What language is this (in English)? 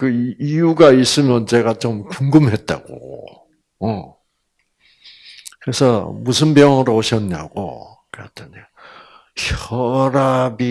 Korean